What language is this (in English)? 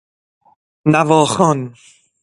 Persian